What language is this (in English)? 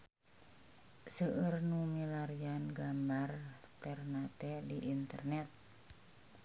Sundanese